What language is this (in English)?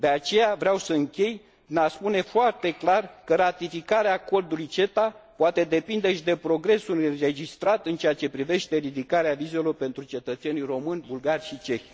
Romanian